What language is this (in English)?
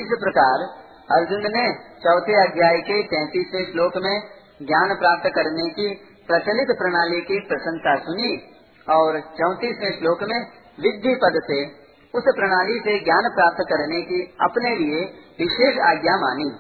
Hindi